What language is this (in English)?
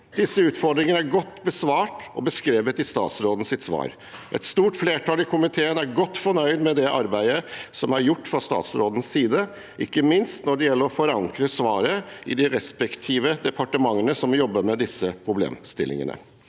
Norwegian